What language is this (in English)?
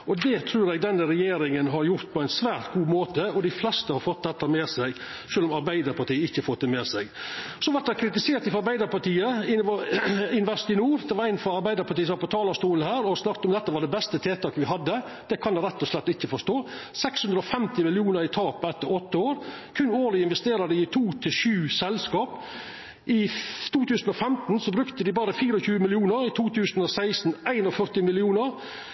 Norwegian Nynorsk